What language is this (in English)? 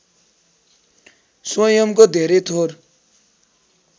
Nepali